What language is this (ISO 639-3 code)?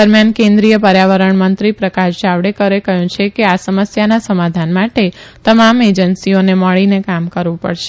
guj